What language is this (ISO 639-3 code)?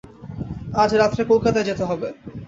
ben